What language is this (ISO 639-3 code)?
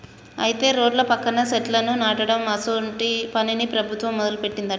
tel